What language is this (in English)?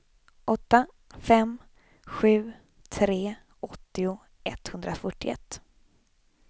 Swedish